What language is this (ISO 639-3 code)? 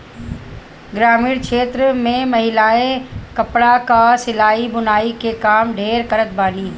bho